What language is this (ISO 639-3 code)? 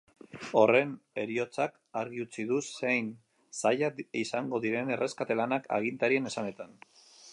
eus